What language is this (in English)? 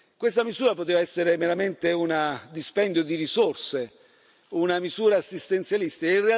Italian